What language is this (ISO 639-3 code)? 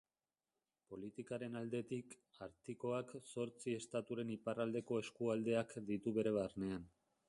eus